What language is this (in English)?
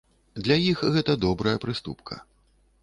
Belarusian